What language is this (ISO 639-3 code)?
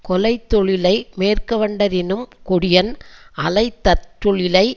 tam